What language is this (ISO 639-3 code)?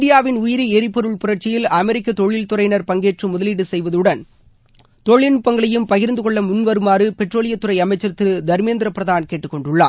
tam